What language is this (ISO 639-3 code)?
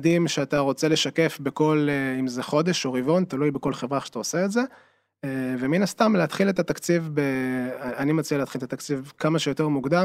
heb